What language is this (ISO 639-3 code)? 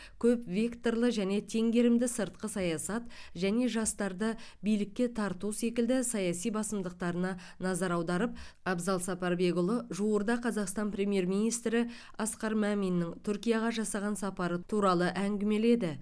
kaz